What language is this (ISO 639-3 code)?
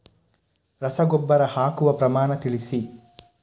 kan